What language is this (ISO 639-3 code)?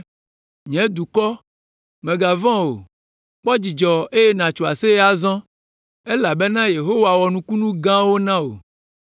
ewe